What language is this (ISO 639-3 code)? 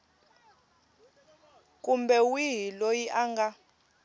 tso